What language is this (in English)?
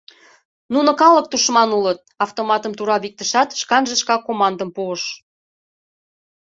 Mari